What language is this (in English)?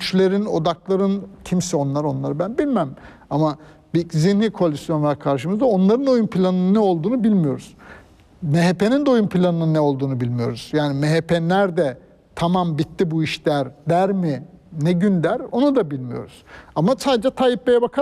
Turkish